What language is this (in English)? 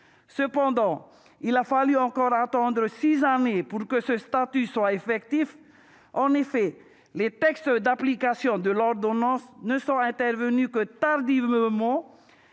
French